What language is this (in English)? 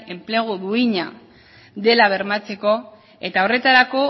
Basque